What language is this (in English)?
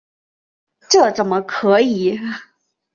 Chinese